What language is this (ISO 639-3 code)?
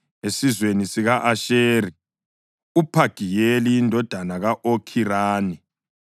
nde